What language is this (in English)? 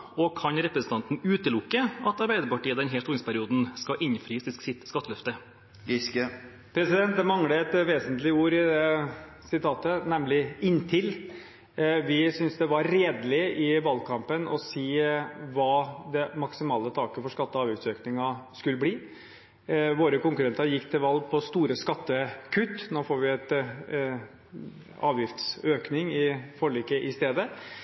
Norwegian Bokmål